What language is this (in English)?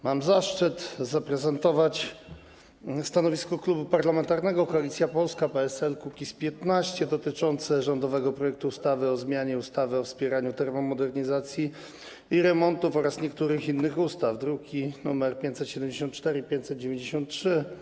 Polish